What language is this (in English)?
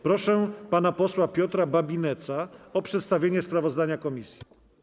Polish